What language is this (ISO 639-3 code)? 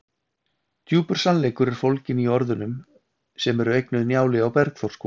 isl